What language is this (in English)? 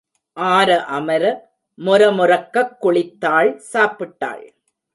Tamil